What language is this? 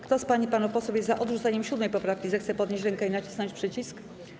Polish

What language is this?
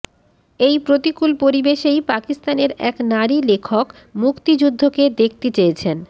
Bangla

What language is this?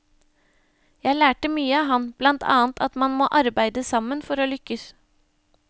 Norwegian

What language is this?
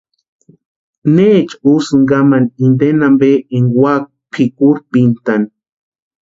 Western Highland Purepecha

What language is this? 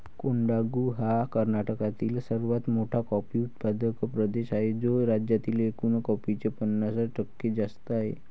Marathi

